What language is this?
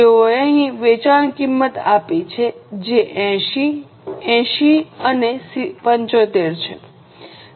Gujarati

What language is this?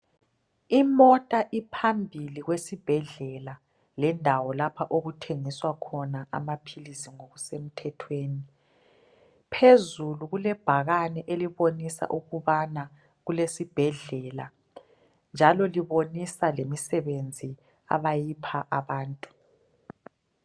North Ndebele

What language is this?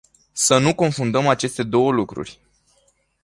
Romanian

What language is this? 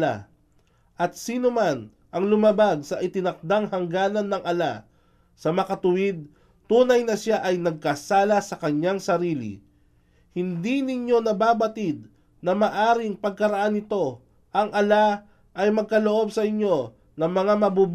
Filipino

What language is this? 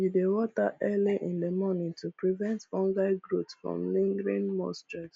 Nigerian Pidgin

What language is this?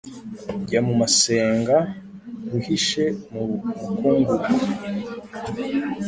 Kinyarwanda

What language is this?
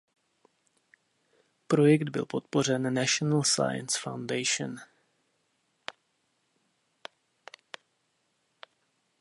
Czech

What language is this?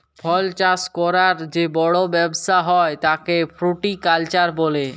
Bangla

